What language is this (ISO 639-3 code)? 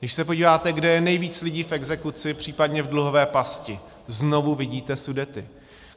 ces